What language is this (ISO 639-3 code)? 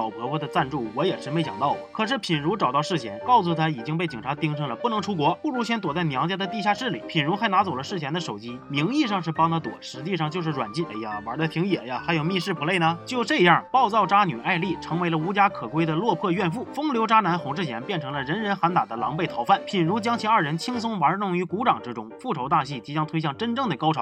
zho